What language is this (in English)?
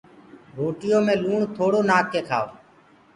Gurgula